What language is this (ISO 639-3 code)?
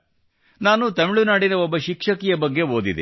kan